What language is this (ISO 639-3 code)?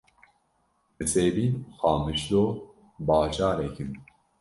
kur